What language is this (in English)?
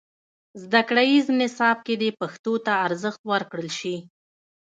Pashto